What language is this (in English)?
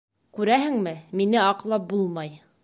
Bashkir